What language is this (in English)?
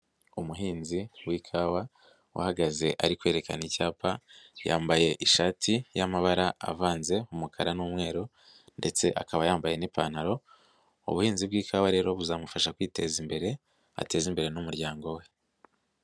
Kinyarwanda